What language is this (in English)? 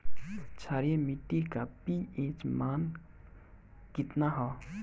Bhojpuri